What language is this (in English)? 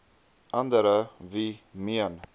Afrikaans